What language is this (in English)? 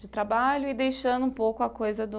Portuguese